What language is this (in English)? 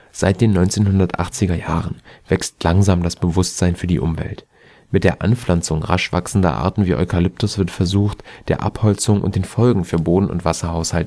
German